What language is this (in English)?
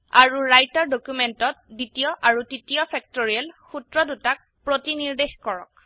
Assamese